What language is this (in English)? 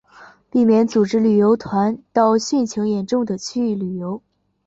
Chinese